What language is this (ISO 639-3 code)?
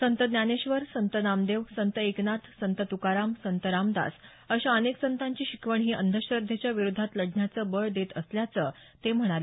mar